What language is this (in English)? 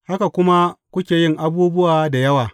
Hausa